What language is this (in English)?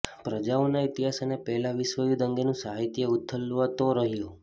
Gujarati